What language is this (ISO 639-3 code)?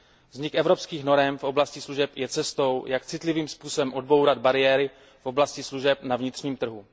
ces